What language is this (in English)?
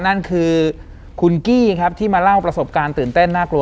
Thai